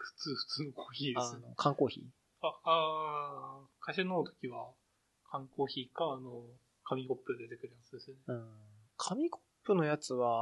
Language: Japanese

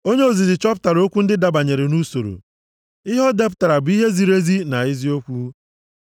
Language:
Igbo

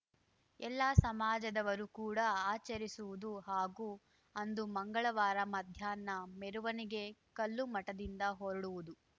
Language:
Kannada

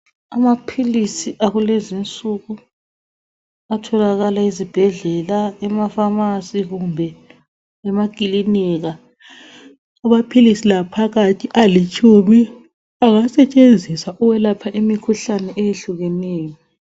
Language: North Ndebele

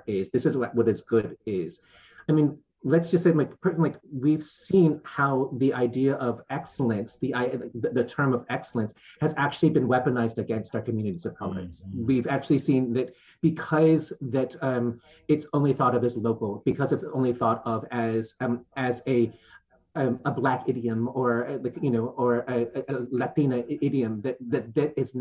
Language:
English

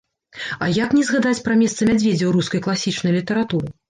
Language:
Belarusian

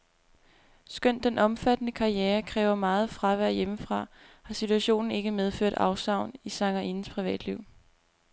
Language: Danish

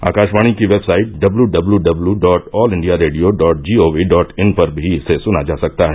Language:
Hindi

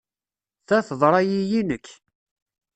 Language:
Kabyle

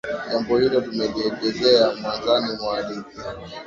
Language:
Swahili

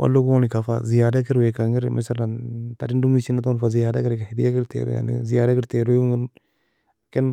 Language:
Nobiin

